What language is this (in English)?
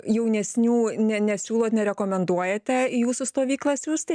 Lithuanian